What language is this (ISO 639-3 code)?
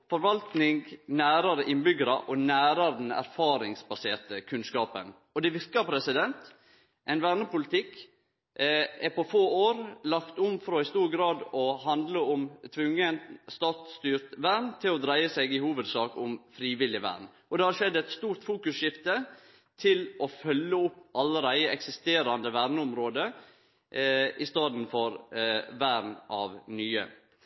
nno